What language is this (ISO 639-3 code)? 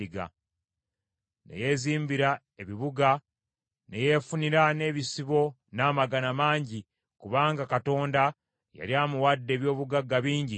lug